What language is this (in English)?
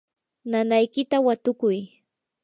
Yanahuanca Pasco Quechua